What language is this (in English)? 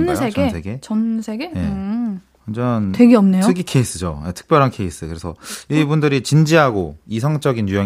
Korean